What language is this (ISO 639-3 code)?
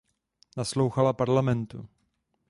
ces